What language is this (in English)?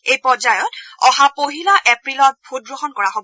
Assamese